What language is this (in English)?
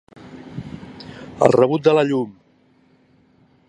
Catalan